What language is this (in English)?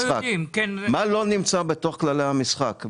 Hebrew